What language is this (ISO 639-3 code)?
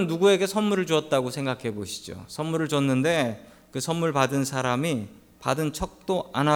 kor